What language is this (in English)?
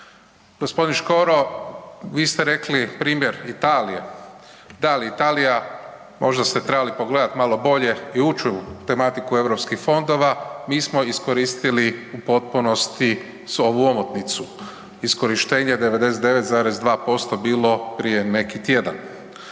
Croatian